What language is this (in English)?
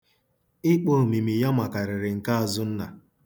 Igbo